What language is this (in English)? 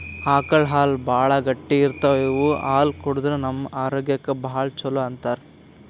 Kannada